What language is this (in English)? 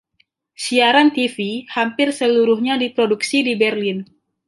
Indonesian